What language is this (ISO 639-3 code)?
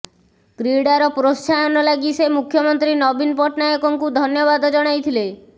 ori